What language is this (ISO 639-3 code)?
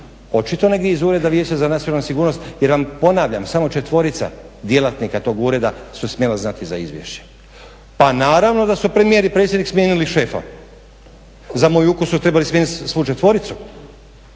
hrv